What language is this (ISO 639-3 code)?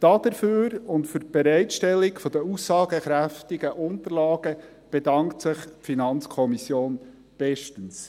gsw